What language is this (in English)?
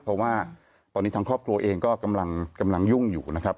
Thai